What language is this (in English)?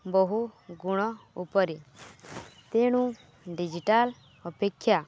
Odia